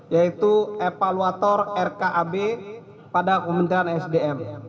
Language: Indonesian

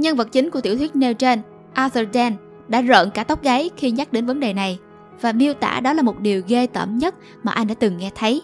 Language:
Vietnamese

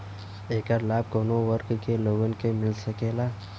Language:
Bhojpuri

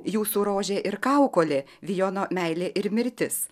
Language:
Lithuanian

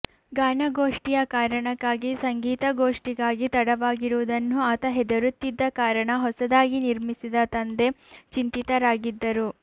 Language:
Kannada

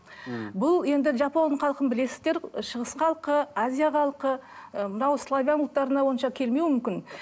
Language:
Kazakh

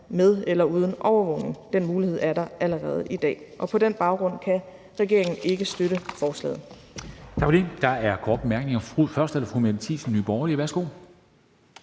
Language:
Danish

